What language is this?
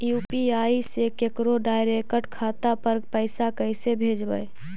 Magahi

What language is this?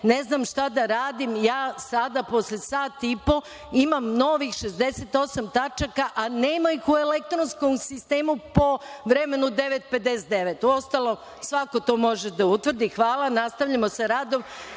Serbian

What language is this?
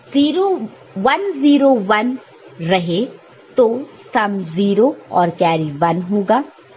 Hindi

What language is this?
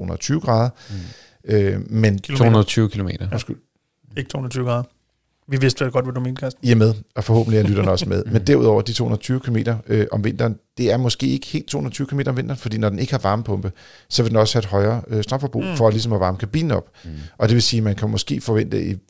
Danish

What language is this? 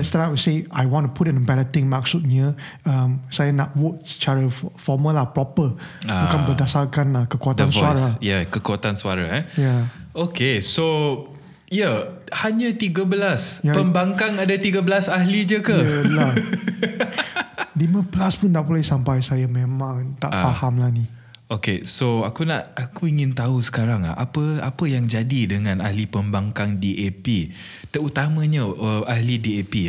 Malay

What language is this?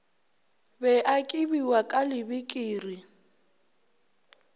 Northern Sotho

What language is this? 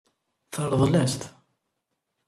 Kabyle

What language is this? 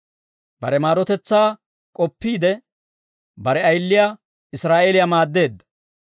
Dawro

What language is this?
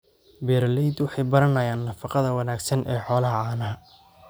Somali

